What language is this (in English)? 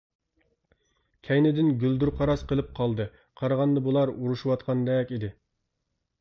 Uyghur